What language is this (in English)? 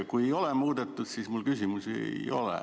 Estonian